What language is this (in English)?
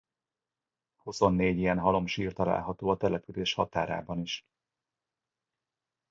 Hungarian